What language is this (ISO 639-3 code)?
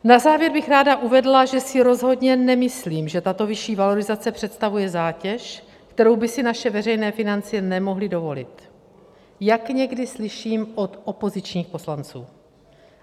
ces